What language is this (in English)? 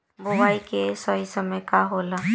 Bhojpuri